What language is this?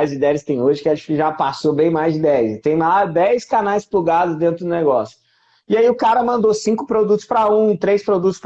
Portuguese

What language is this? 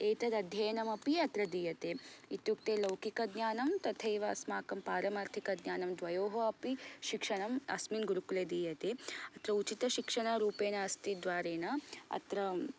Sanskrit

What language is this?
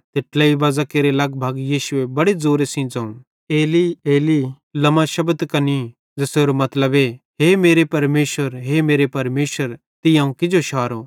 Bhadrawahi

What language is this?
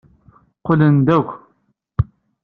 Kabyle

